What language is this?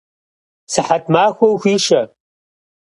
Kabardian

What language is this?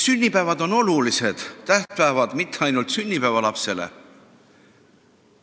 Estonian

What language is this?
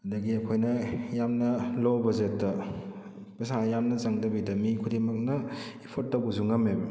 Manipuri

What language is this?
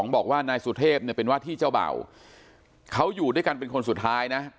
Thai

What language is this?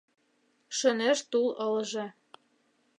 Mari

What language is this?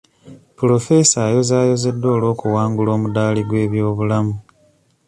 Ganda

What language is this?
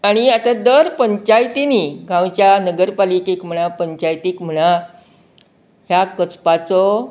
Konkani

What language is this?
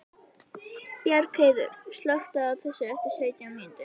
Icelandic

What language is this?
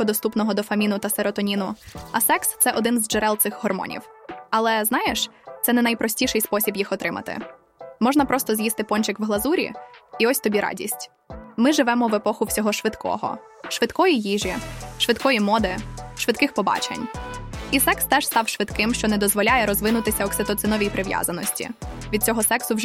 Ukrainian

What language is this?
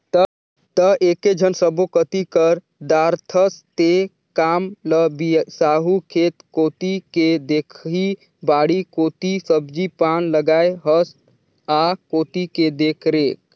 Chhattisgarhi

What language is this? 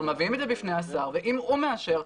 Hebrew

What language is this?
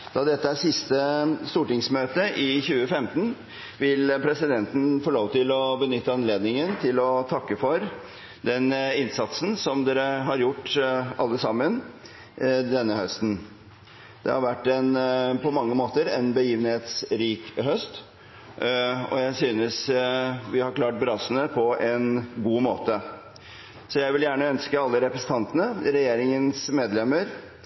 Norwegian Bokmål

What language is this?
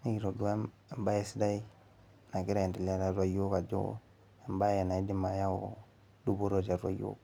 Masai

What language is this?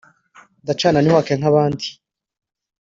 Kinyarwanda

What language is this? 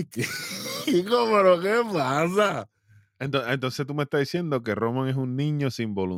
Spanish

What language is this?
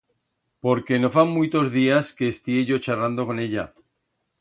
Aragonese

